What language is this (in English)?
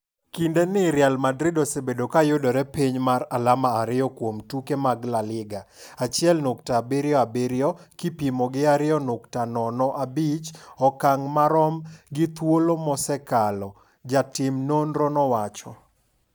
Luo (Kenya and Tanzania)